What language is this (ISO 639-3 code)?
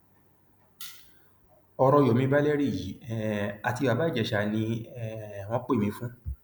yor